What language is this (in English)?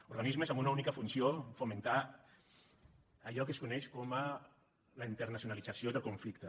Catalan